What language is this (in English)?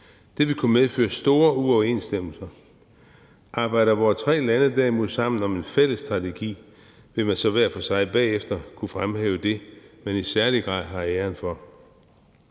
Danish